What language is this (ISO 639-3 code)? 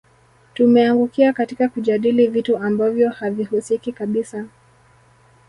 swa